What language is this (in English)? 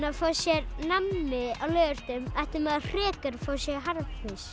Icelandic